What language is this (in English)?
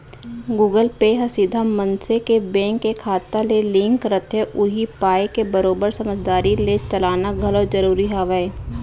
Chhattisgarhi